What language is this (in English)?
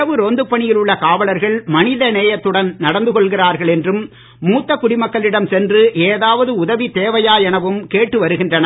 Tamil